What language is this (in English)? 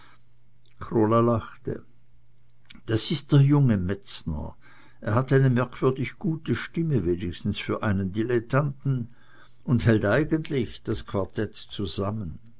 German